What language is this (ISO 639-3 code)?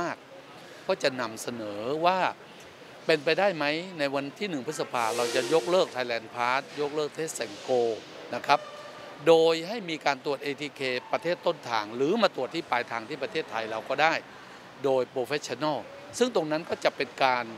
tha